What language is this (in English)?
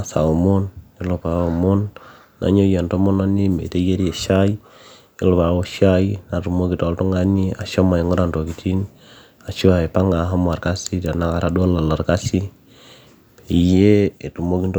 Masai